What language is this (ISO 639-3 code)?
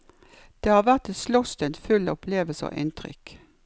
nor